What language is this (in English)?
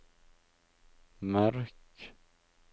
Norwegian